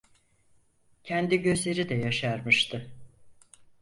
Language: Turkish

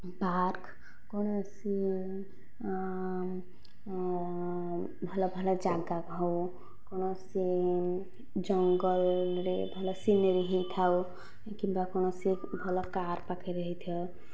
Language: Odia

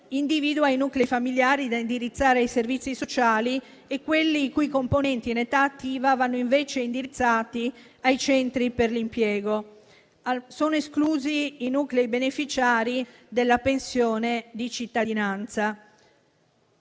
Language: Italian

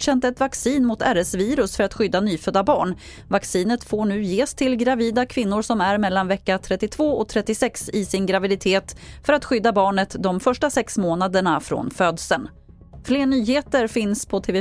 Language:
Swedish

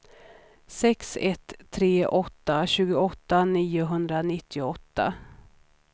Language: Swedish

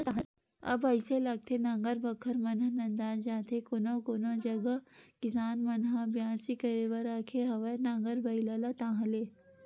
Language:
Chhattisgarhi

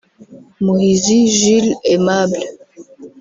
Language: Kinyarwanda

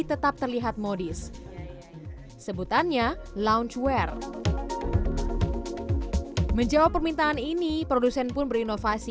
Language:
Indonesian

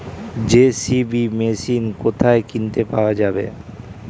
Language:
Bangla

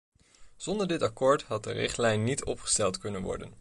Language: Dutch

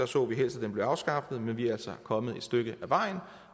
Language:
Danish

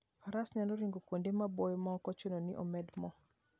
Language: Luo (Kenya and Tanzania)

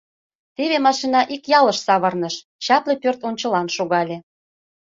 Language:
Mari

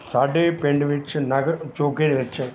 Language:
Punjabi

